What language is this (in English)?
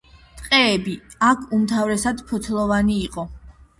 Georgian